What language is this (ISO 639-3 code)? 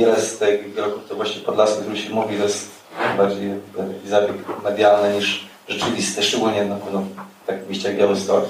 pol